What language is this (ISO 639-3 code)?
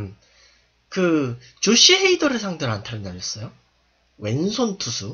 kor